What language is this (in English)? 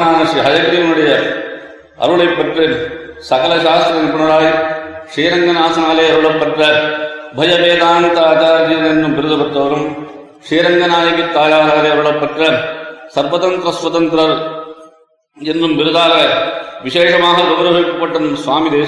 Tamil